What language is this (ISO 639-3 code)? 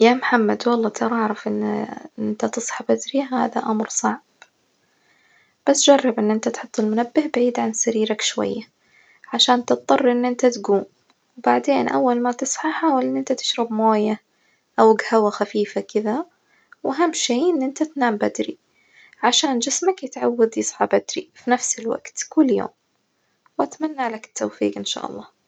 ars